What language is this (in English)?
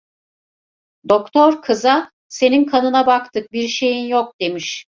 Turkish